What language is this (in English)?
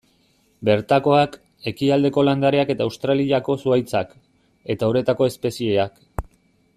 Basque